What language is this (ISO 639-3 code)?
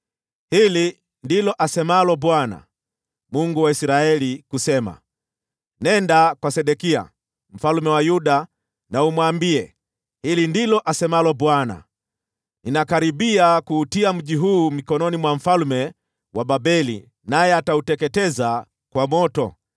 swa